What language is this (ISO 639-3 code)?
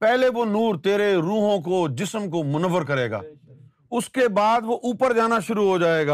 urd